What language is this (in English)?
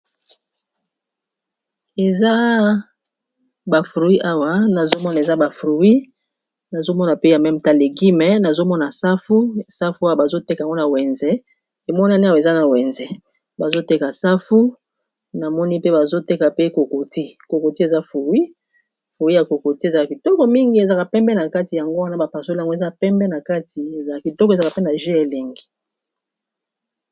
Lingala